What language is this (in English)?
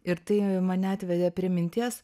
Lithuanian